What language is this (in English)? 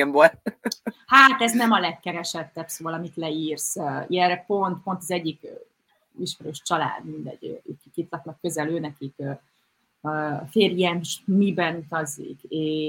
Hungarian